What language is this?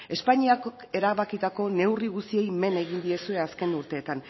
Basque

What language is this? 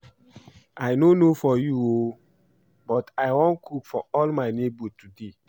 Nigerian Pidgin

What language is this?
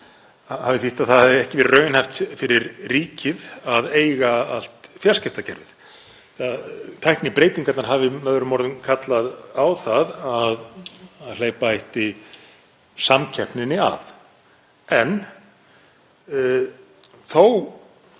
Icelandic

